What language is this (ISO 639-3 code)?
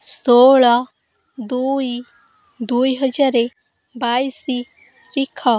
ori